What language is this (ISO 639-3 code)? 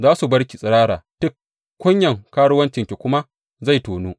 hau